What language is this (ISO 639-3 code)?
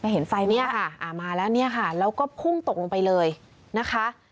tha